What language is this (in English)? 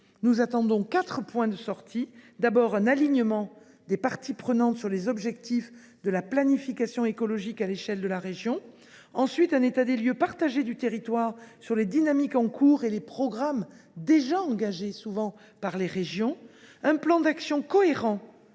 French